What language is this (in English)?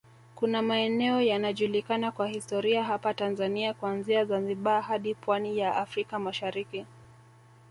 Swahili